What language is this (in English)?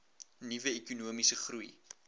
Afrikaans